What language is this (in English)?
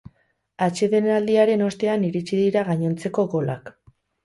Basque